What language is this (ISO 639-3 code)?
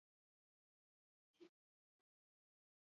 eus